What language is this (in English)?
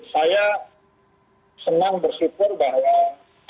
Indonesian